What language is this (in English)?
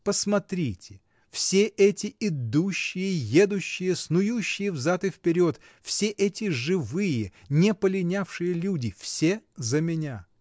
Russian